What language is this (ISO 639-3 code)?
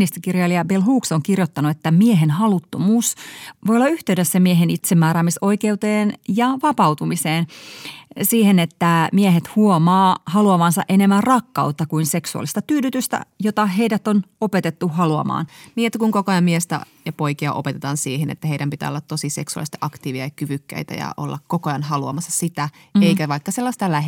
fin